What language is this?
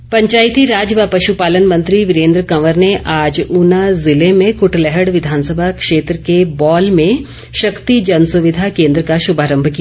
Hindi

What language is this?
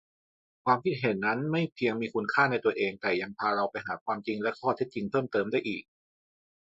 Thai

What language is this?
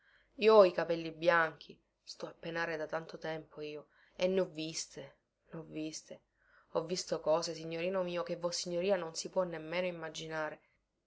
Italian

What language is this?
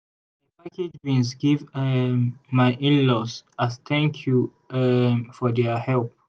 Nigerian Pidgin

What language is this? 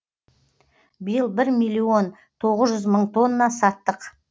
Kazakh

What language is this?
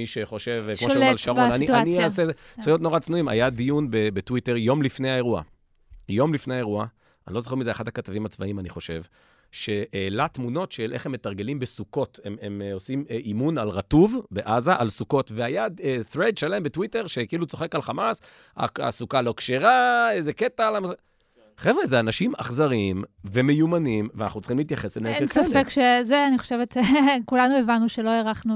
Hebrew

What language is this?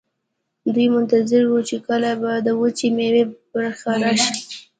Pashto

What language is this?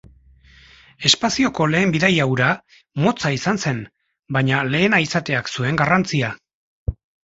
Basque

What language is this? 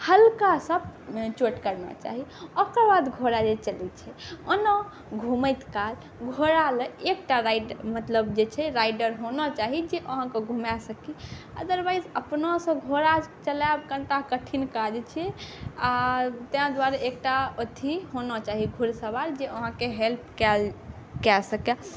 Maithili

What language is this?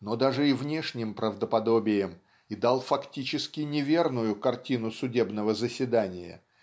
Russian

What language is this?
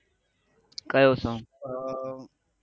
Gujarati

